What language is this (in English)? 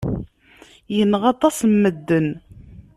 Kabyle